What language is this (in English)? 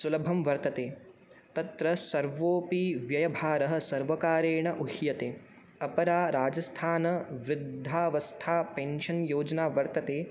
Sanskrit